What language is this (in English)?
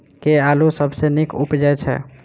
Maithili